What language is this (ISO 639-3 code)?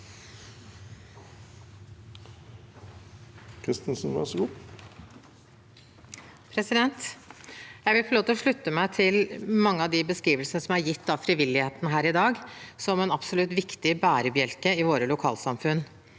nor